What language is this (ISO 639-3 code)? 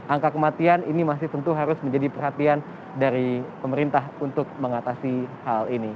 ind